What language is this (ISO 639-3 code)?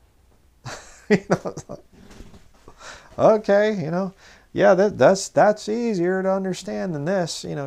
eng